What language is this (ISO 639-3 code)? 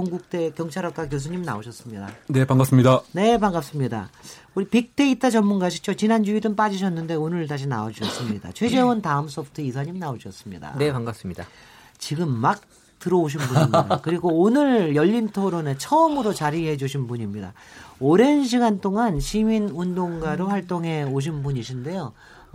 kor